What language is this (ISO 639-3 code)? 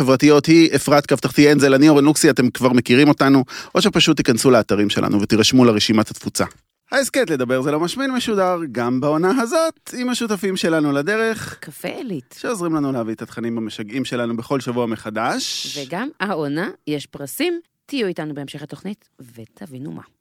heb